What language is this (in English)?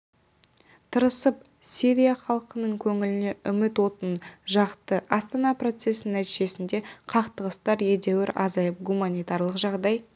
Kazakh